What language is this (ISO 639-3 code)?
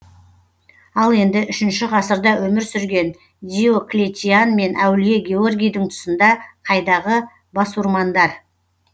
kaz